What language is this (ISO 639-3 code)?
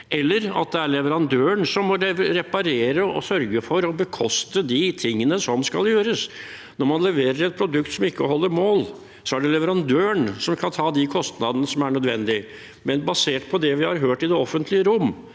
nor